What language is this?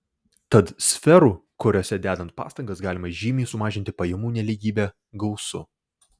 Lithuanian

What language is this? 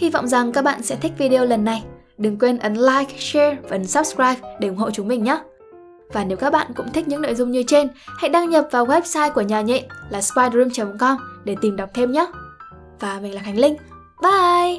Vietnamese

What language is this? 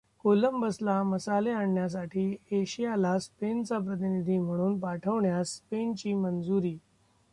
Marathi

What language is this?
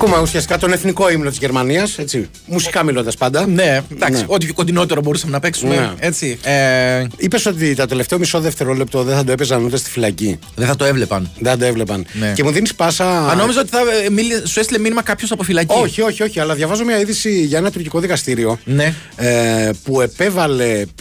Greek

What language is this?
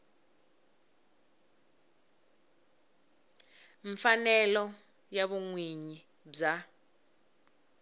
Tsonga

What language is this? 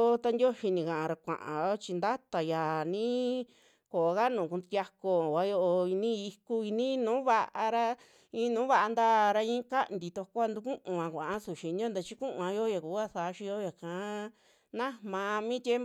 Western Juxtlahuaca Mixtec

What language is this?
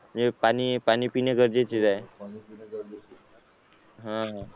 Marathi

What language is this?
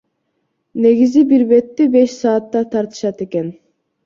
Kyrgyz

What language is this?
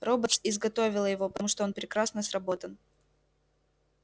Russian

